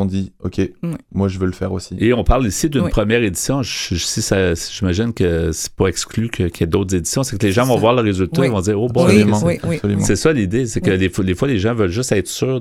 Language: French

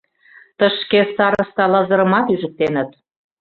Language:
Mari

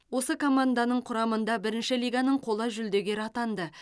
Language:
Kazakh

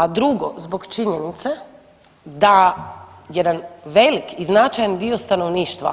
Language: Croatian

